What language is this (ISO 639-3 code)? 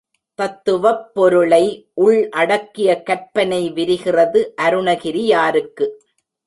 tam